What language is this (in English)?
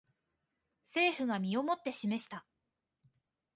Japanese